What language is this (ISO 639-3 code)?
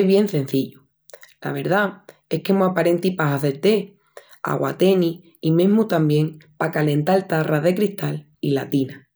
ext